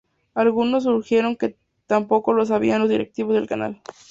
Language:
Spanish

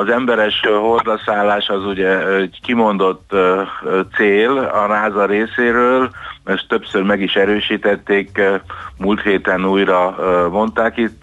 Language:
Hungarian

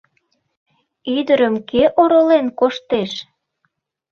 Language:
Mari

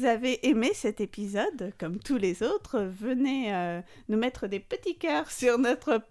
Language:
French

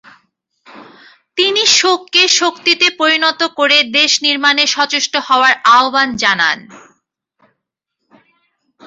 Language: Bangla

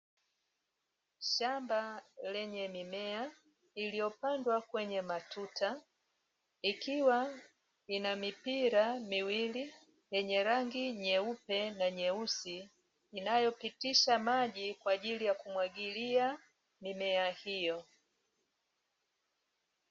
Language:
Swahili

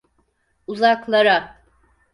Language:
Turkish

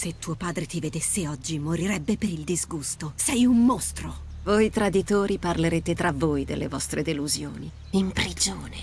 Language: Italian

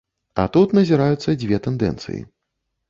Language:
Belarusian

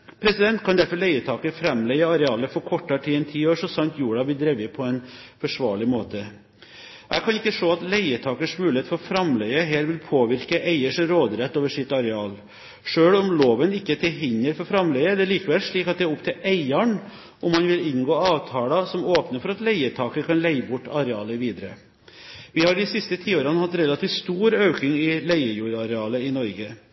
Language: Norwegian Bokmål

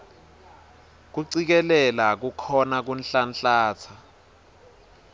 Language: Swati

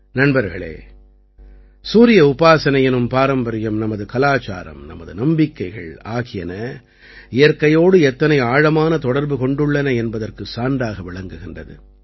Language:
Tamil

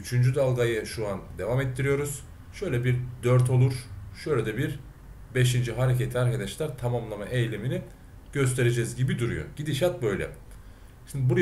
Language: Turkish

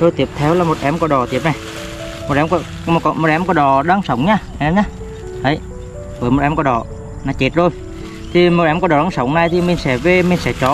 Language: Vietnamese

